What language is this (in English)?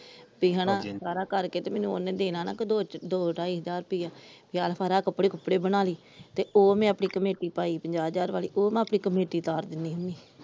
Punjabi